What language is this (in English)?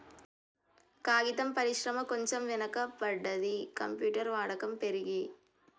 Telugu